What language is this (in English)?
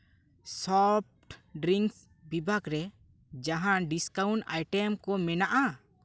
Santali